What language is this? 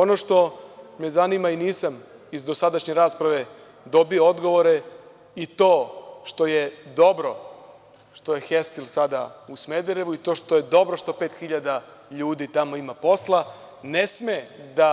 Serbian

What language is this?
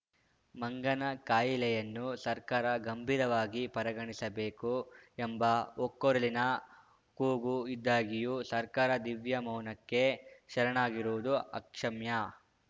Kannada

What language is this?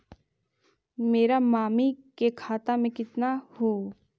Magahi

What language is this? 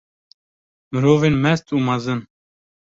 Kurdish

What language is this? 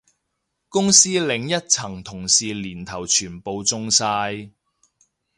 Cantonese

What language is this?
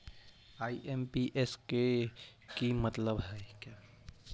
Magahi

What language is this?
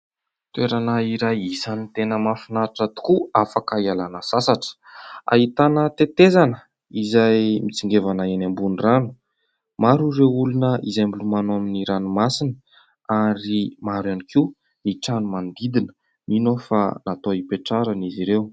Malagasy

